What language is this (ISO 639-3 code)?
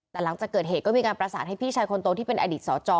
tha